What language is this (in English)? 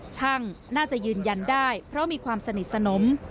Thai